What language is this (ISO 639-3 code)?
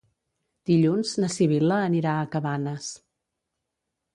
cat